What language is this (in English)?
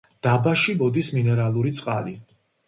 Georgian